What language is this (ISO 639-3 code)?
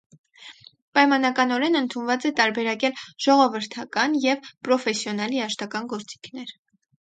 hye